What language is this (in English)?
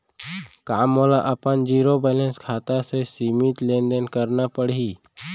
Chhattisgarhi